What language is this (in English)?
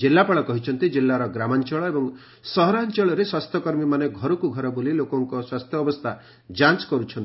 Odia